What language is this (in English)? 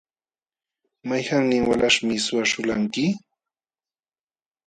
Jauja Wanca Quechua